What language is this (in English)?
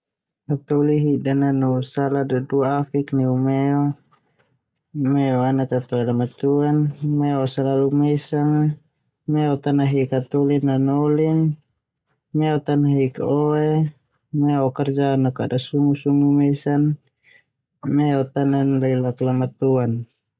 Termanu